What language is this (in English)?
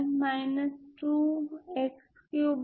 Bangla